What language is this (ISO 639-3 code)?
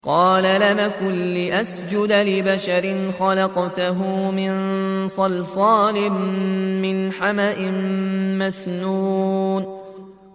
ara